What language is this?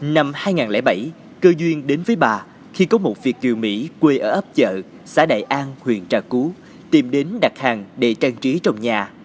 Vietnamese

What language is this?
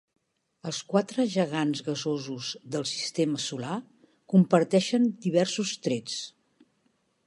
Catalan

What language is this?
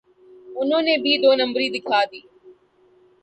Urdu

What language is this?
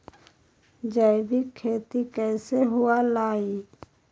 Magahi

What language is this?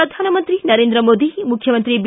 Kannada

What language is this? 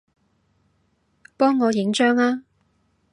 Cantonese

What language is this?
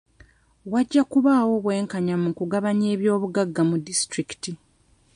Ganda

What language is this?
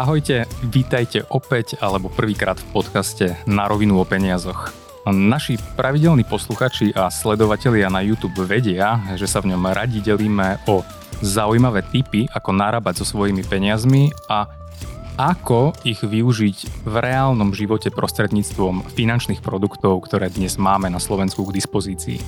Slovak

